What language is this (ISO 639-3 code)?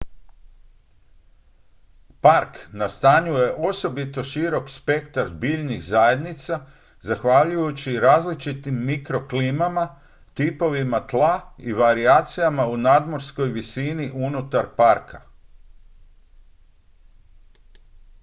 hrv